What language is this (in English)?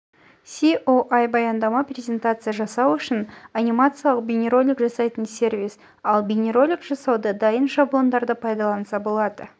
Kazakh